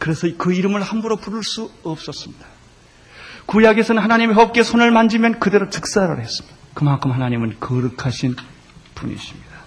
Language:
Korean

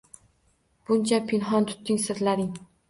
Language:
Uzbek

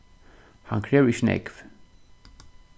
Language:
Faroese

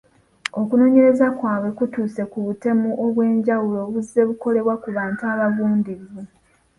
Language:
Ganda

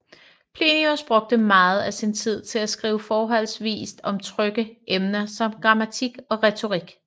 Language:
Danish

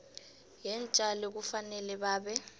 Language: South Ndebele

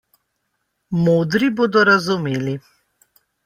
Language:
Slovenian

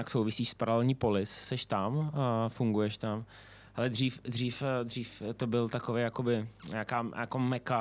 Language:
Czech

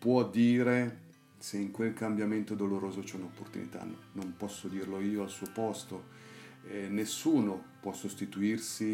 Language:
Italian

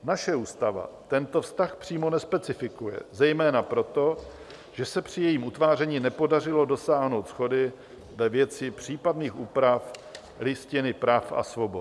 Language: Czech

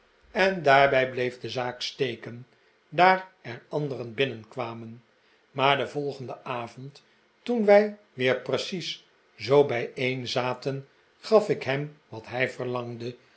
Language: Dutch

